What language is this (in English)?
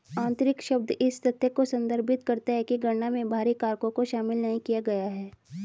Hindi